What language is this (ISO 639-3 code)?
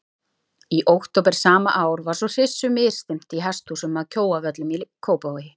isl